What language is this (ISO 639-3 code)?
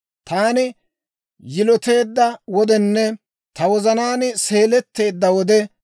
dwr